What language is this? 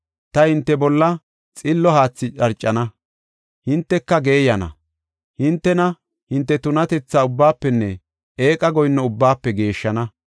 Gofa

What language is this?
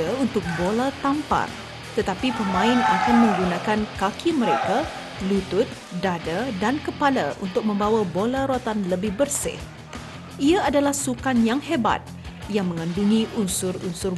Malay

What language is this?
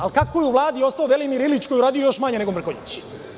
Serbian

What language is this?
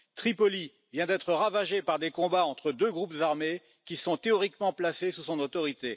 French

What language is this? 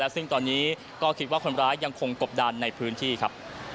Thai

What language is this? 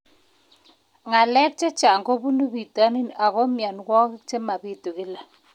Kalenjin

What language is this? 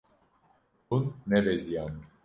Kurdish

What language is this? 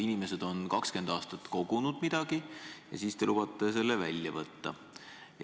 Estonian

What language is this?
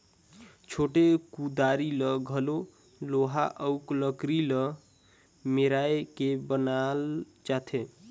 Chhattisgarhi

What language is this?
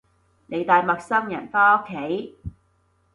Cantonese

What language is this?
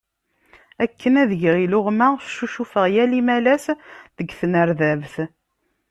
Kabyle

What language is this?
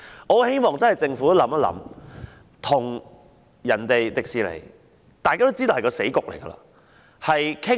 Cantonese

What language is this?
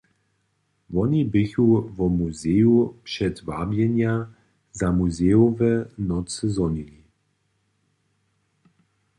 Upper Sorbian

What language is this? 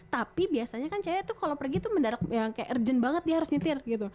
Indonesian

